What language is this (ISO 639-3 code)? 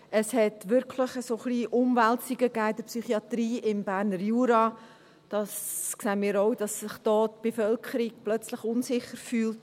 gsw